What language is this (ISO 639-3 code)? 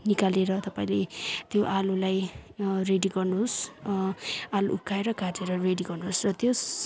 nep